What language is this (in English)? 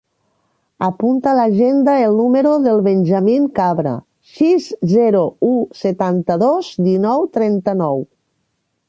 Catalan